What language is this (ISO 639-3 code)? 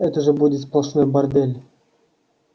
rus